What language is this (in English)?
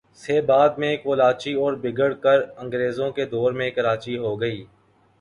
Urdu